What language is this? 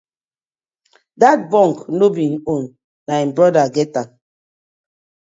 Nigerian Pidgin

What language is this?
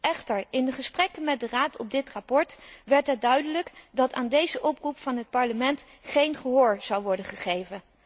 Dutch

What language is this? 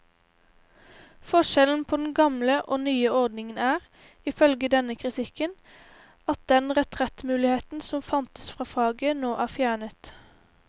Norwegian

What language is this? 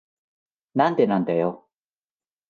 Japanese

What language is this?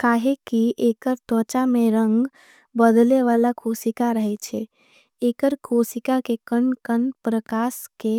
Angika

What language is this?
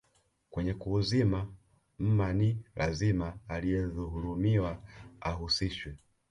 Swahili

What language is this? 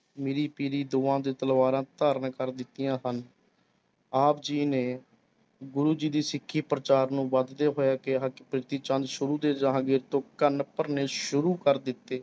Punjabi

